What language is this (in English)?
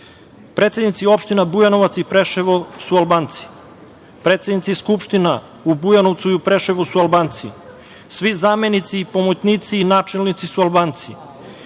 Serbian